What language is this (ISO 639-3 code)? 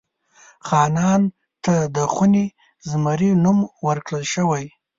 pus